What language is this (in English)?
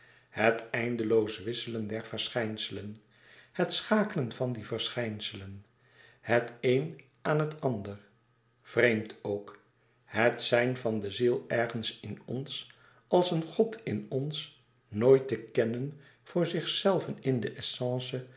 Dutch